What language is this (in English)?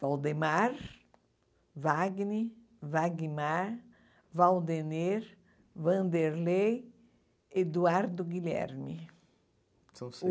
Portuguese